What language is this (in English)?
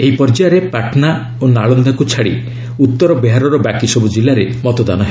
Odia